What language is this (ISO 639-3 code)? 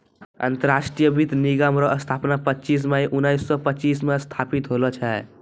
mai